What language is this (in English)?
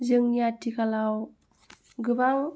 Bodo